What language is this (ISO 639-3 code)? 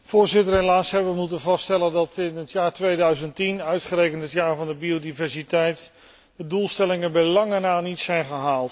nld